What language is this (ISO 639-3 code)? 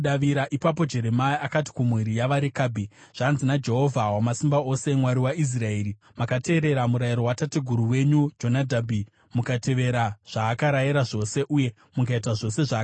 sna